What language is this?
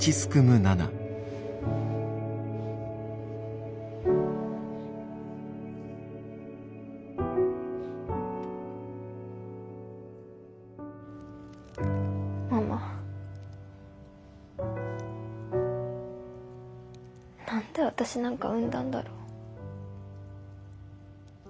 Japanese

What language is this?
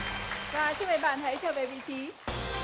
Vietnamese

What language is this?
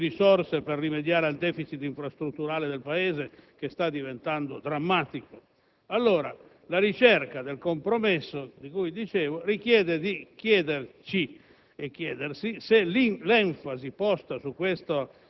Italian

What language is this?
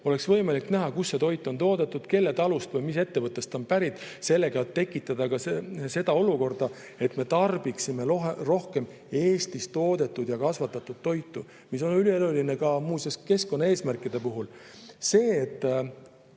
Estonian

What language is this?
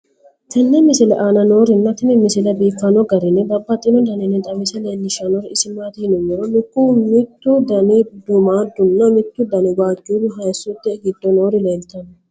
Sidamo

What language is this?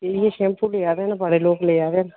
Dogri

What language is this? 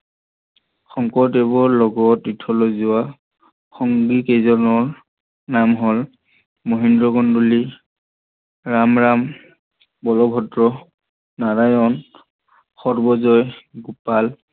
Assamese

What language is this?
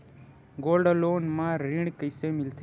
Chhattisgarhi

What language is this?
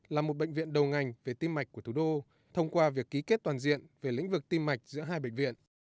Vietnamese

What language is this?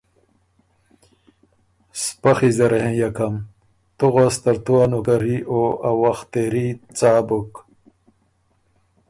Ormuri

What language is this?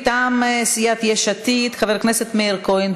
Hebrew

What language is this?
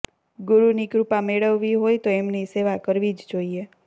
Gujarati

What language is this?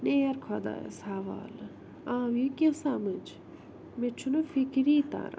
Kashmiri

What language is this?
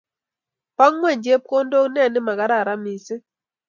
Kalenjin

